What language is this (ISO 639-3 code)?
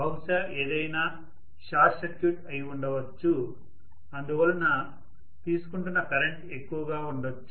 tel